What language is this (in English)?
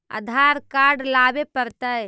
Magahi